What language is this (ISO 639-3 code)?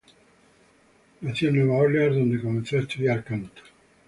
spa